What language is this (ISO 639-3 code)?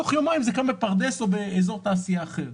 heb